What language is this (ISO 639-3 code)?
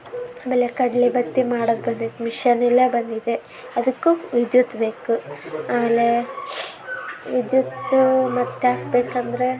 kan